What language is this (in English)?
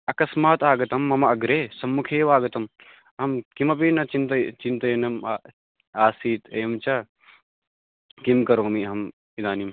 Sanskrit